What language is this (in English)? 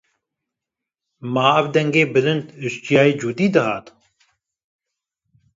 Kurdish